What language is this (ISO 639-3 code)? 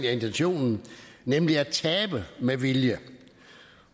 dan